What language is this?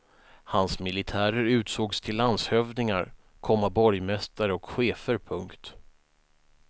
Swedish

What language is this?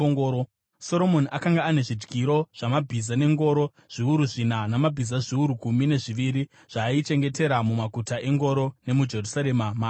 Shona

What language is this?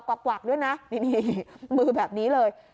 Thai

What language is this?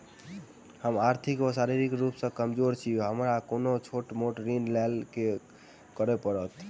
Maithili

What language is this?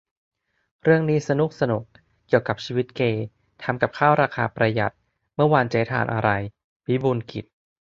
Thai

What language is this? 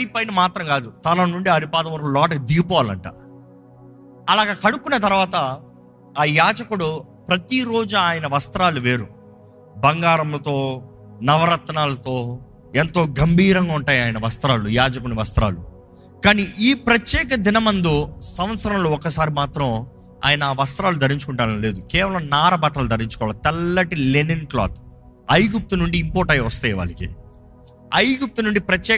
Telugu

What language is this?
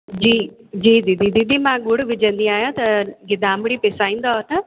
Sindhi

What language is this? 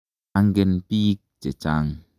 Kalenjin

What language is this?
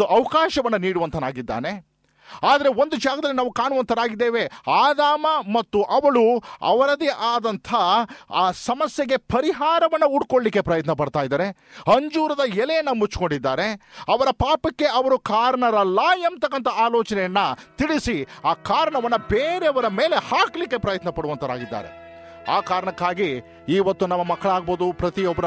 Kannada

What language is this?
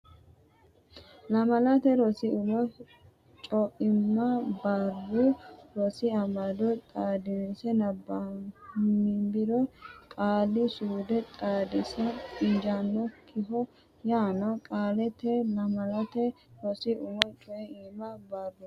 Sidamo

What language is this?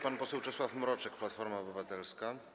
Polish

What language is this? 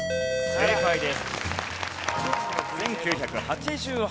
Japanese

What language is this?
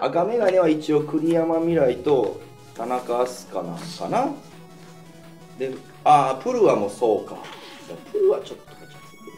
Japanese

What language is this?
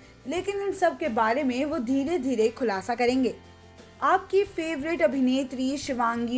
Hindi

